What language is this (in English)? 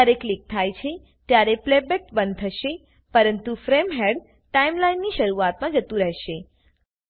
Gujarati